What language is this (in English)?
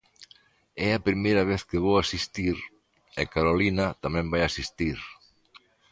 Galician